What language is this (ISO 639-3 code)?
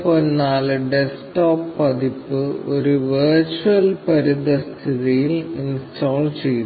mal